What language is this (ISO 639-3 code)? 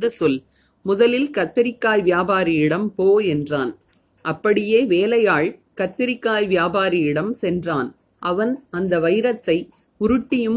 tam